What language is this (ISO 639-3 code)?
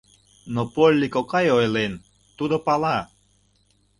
chm